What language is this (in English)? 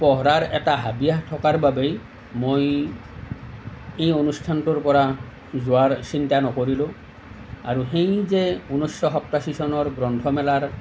Assamese